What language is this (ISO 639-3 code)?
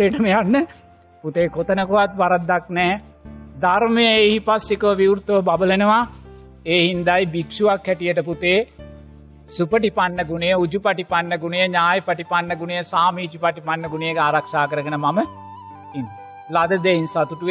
sin